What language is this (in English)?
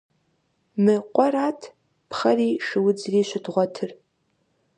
Kabardian